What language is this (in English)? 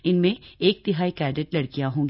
Hindi